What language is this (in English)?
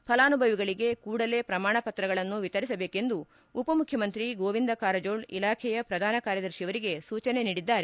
Kannada